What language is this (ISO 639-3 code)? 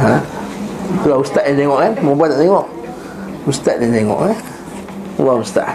msa